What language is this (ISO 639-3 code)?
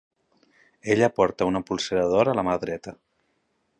cat